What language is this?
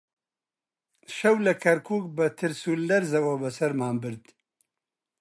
Central Kurdish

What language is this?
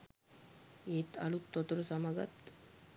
Sinhala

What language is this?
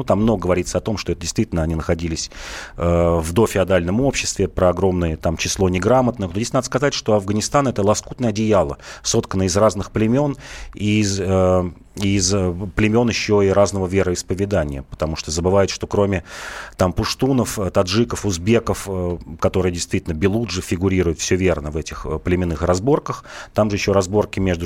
Russian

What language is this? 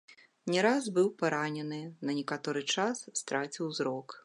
Belarusian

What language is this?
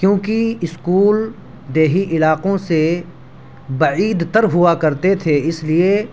Urdu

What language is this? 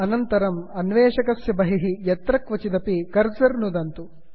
Sanskrit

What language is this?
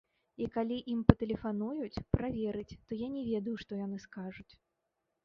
Belarusian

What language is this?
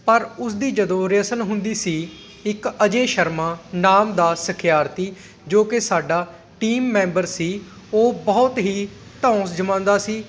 Punjabi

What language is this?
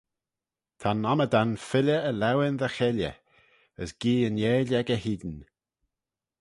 Manx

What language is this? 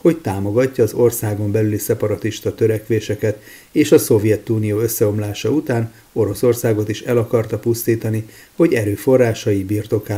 Hungarian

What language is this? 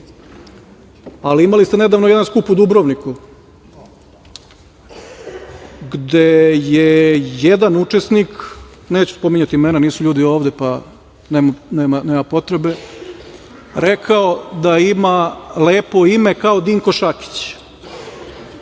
Serbian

